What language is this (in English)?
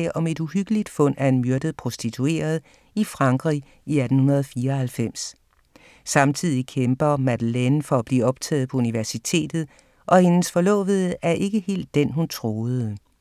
Danish